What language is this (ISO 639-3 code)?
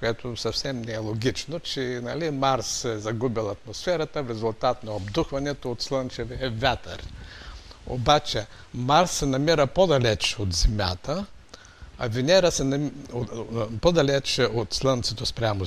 bul